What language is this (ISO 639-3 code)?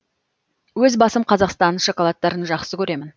kaz